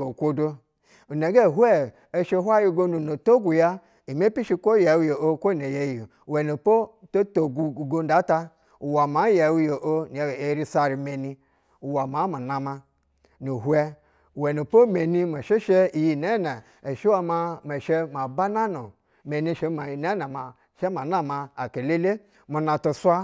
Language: Basa (Nigeria)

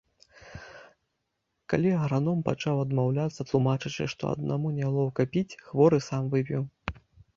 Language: Belarusian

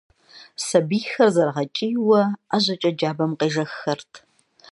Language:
Kabardian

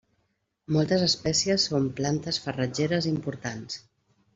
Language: Catalan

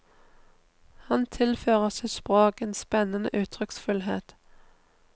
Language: Norwegian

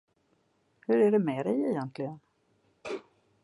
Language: Swedish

